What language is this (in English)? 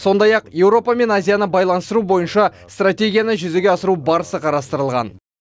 Kazakh